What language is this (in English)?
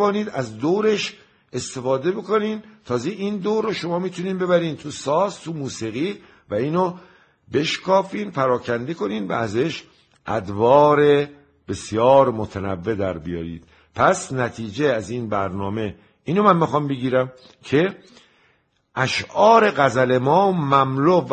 Persian